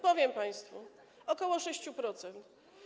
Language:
Polish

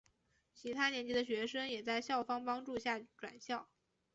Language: Chinese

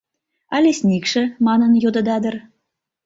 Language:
Mari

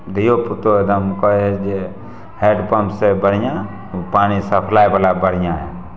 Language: Maithili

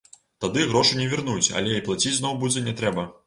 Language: Belarusian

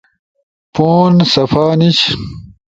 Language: Ushojo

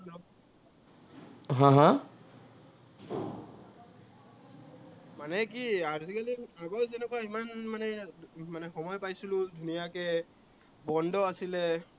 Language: Assamese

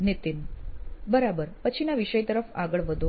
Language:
Gujarati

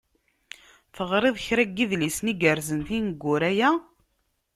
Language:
Kabyle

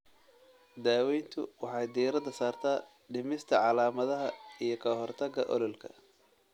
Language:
Somali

